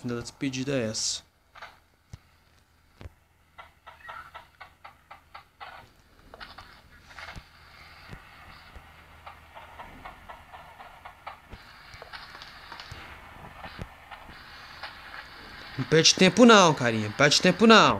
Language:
Portuguese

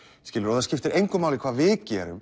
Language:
Icelandic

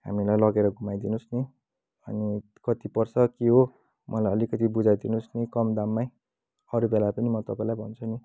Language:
Nepali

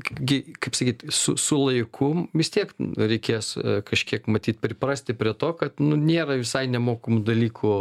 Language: Lithuanian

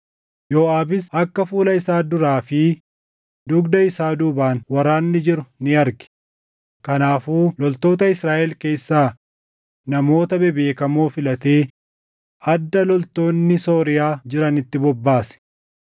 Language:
Oromo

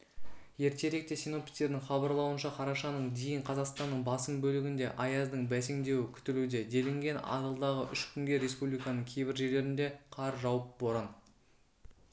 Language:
Kazakh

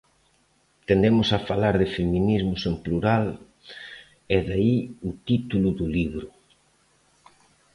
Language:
Galician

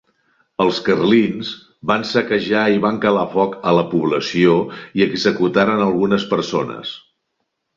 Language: Catalan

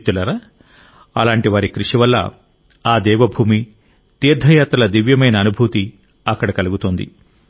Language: Telugu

